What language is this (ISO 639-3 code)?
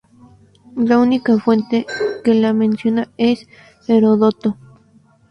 spa